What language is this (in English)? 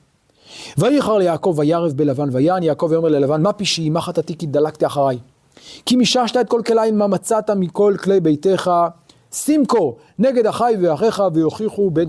Hebrew